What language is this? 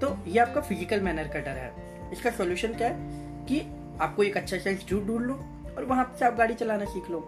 Hindi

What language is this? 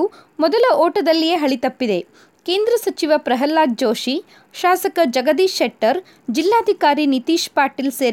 Kannada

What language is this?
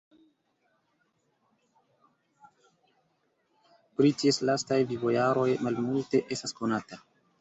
Esperanto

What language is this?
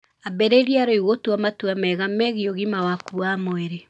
Kikuyu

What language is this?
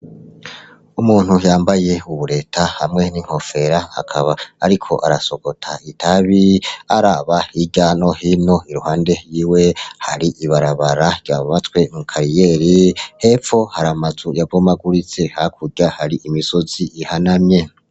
Rundi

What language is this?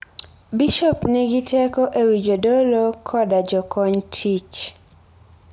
Luo (Kenya and Tanzania)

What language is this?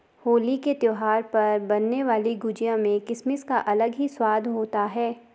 Hindi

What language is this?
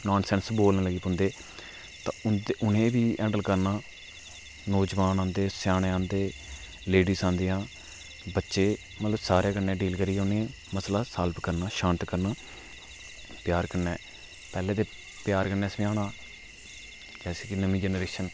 Dogri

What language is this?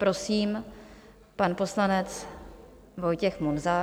Czech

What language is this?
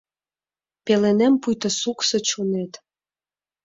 Mari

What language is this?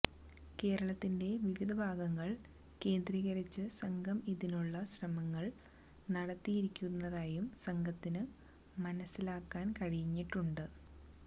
Malayalam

